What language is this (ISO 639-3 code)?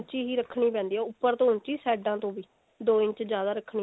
pan